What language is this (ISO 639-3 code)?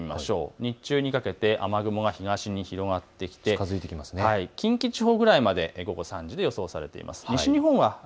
jpn